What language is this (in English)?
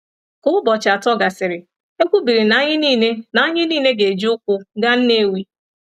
Igbo